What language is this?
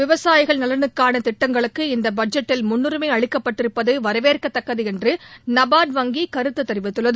Tamil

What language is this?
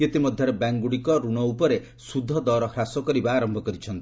Odia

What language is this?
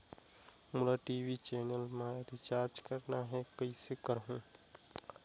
Chhattisgarhi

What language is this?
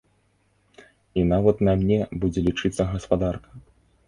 Belarusian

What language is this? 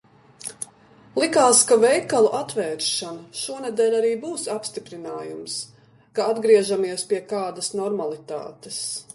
Latvian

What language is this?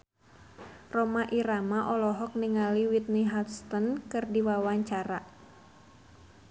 Sundanese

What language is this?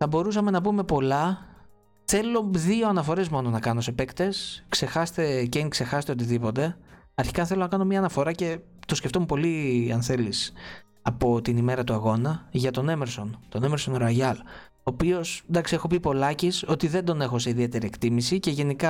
Greek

